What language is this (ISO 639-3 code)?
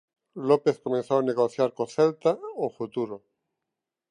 glg